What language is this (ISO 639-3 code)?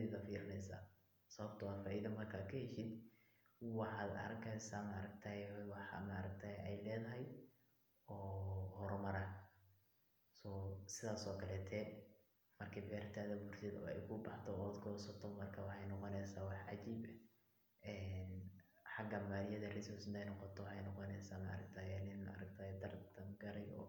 som